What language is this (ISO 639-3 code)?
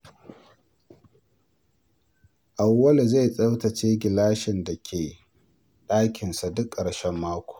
hau